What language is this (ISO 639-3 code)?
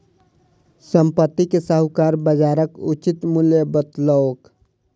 mai